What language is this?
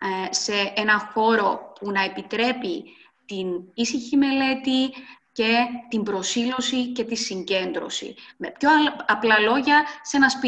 Greek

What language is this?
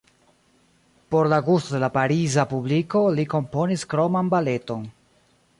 Esperanto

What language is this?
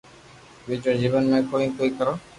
Loarki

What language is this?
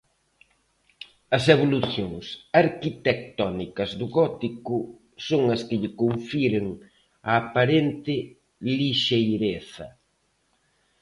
Galician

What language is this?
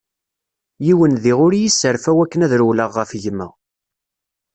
Kabyle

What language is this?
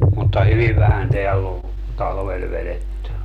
Finnish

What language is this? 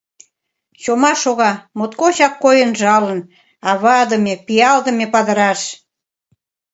Mari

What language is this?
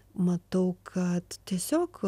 Lithuanian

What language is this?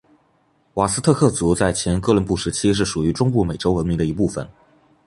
Chinese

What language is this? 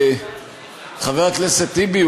Hebrew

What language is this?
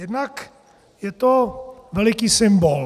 Czech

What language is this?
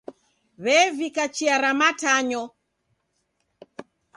Taita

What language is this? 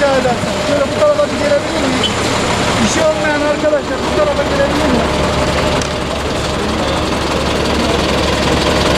Turkish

